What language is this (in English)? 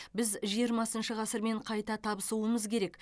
Kazakh